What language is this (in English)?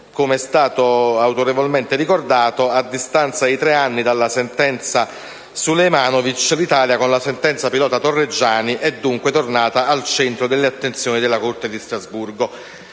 Italian